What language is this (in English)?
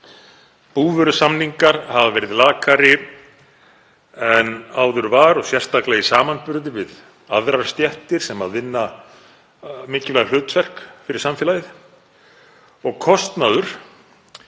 Icelandic